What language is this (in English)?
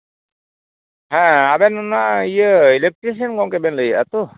Santali